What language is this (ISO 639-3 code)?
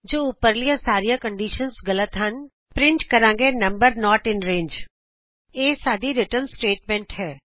pan